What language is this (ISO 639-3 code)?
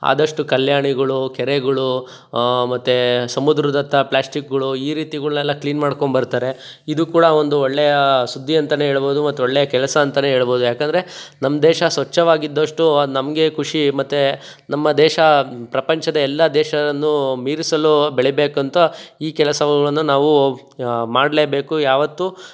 kan